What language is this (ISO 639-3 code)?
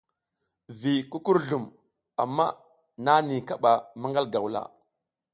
giz